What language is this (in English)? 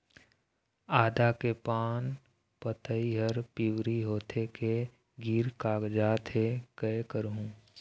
Chhattisgarhi